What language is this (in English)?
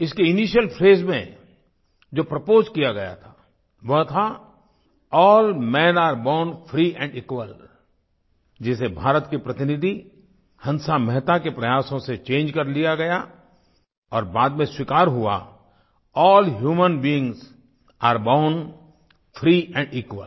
Hindi